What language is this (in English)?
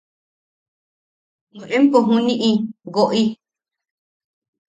Yaqui